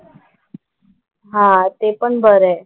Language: Marathi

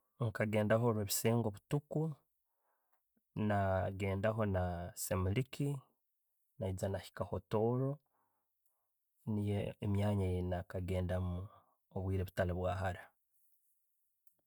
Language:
Tooro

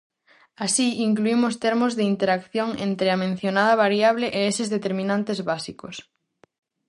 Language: Galician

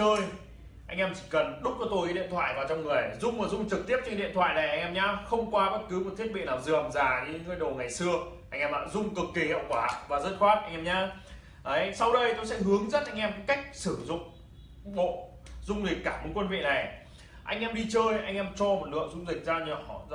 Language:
Vietnamese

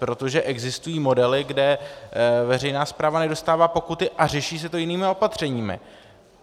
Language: Czech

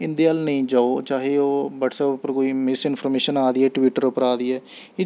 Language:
Dogri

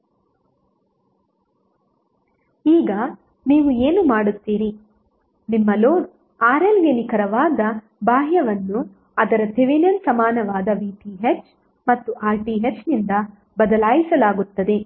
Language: Kannada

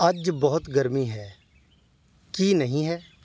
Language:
Punjabi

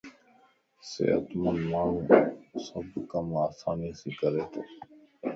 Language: Lasi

